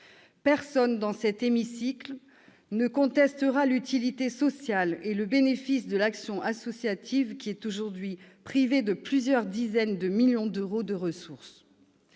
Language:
French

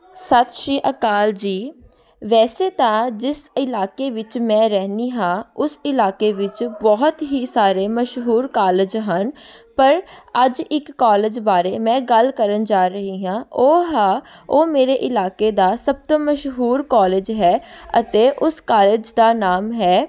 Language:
Punjabi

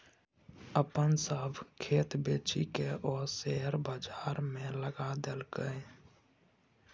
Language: Maithili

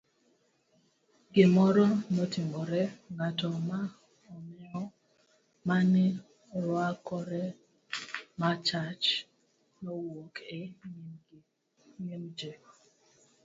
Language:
Luo (Kenya and Tanzania)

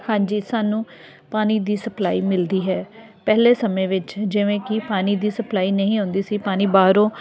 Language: Punjabi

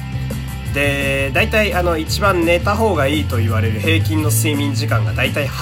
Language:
Japanese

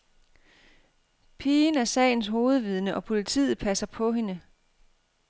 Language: Danish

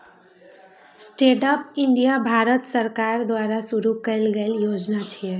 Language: Maithili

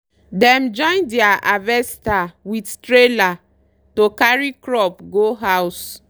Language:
Nigerian Pidgin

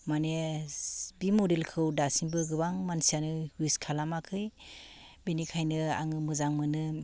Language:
Bodo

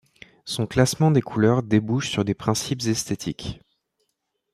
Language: French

